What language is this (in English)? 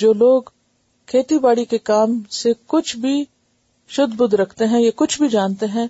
Urdu